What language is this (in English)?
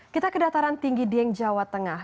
Indonesian